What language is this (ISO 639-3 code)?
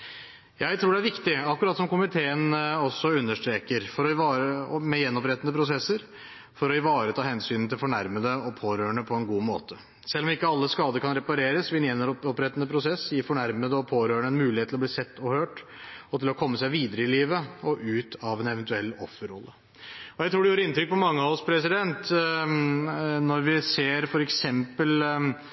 nob